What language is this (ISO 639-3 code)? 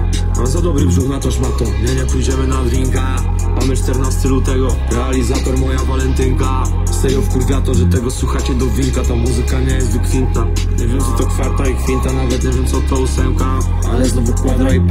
pol